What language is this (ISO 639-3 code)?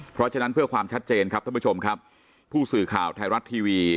tha